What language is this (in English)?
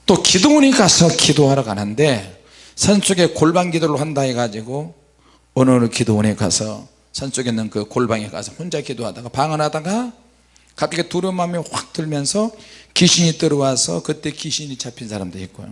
Korean